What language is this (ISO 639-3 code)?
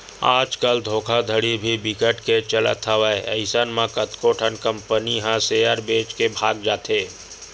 hne